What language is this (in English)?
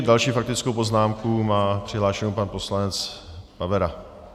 Czech